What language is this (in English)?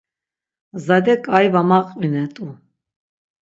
Laz